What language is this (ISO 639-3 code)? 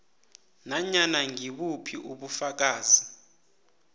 nbl